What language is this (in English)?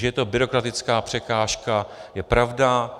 Czech